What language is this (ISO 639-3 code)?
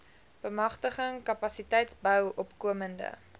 afr